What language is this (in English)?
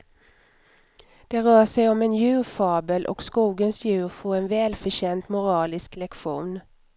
Swedish